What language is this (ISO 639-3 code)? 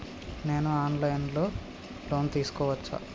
tel